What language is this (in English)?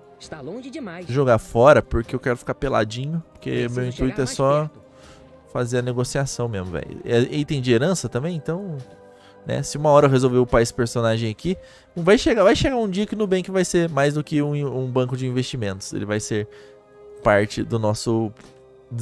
Portuguese